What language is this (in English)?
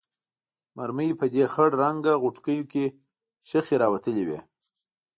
Pashto